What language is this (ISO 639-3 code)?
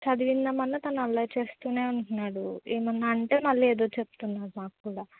tel